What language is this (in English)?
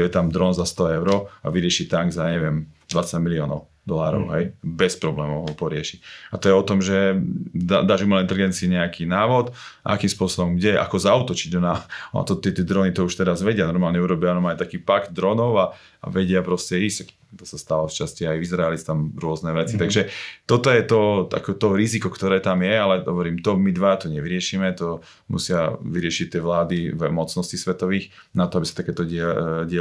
Slovak